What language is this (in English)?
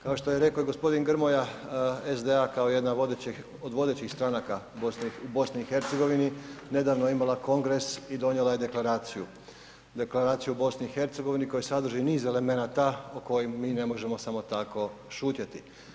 Croatian